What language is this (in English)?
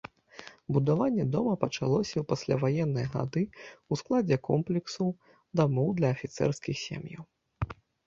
Belarusian